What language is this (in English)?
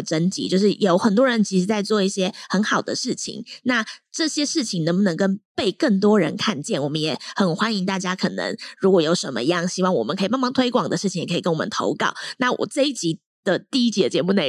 Chinese